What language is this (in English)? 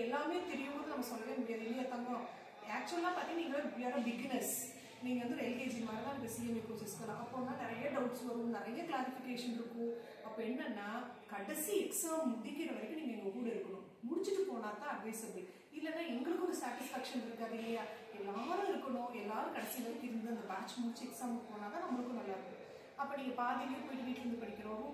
Tamil